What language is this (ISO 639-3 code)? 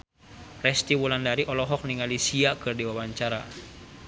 sun